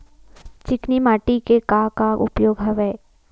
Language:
Chhattisgarhi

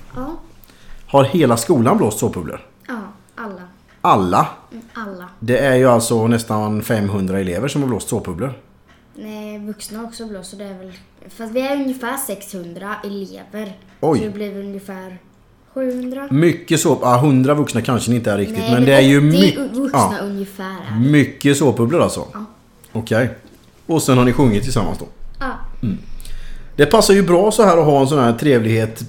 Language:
Swedish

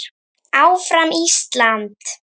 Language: Icelandic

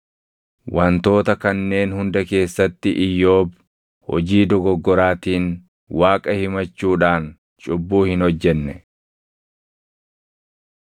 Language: Oromo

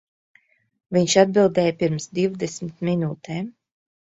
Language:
Latvian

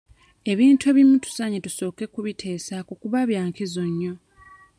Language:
Ganda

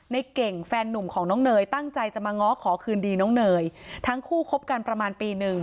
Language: Thai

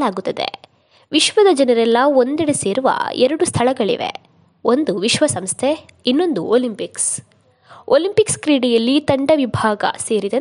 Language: Kannada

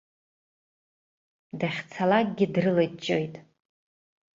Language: Abkhazian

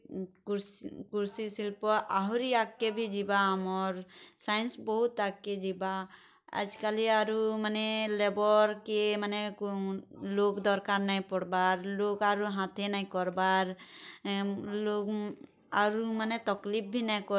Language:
Odia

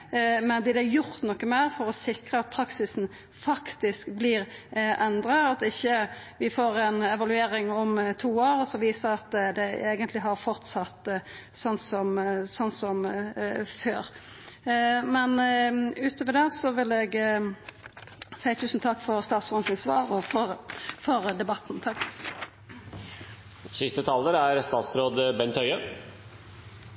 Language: Norwegian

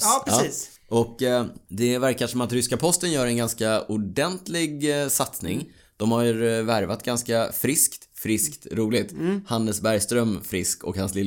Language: Swedish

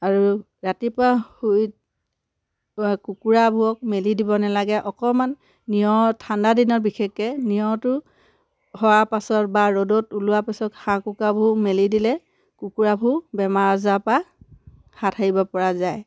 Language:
Assamese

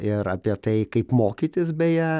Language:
Lithuanian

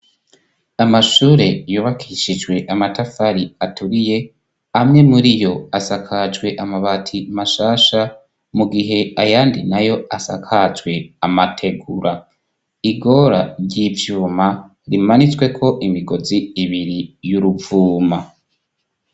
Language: Rundi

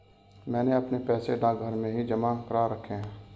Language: Hindi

